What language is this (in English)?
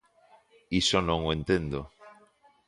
Galician